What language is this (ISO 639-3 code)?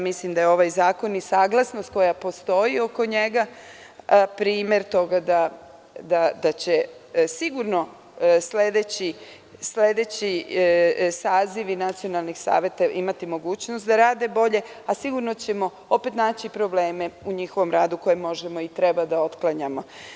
srp